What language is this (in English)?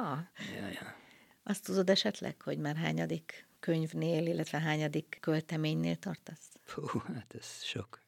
Hungarian